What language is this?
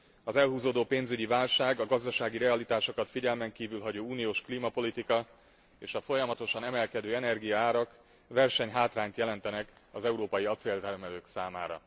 Hungarian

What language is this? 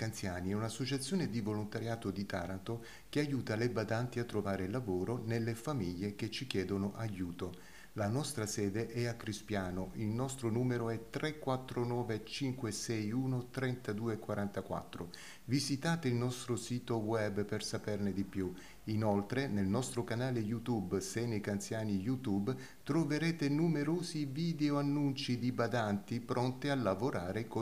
Italian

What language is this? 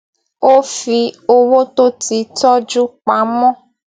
Yoruba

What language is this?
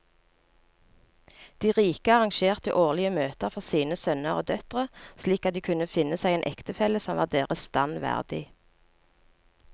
Norwegian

